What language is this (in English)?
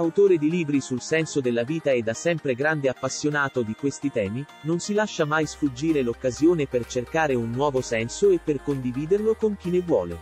Italian